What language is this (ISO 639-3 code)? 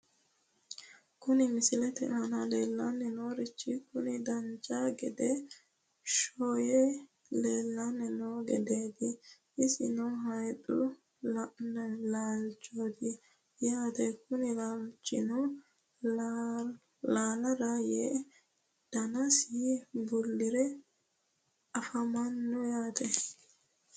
sid